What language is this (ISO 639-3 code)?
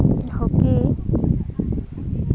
sat